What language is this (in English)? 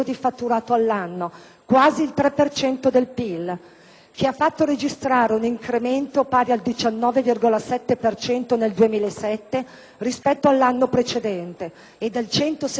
Italian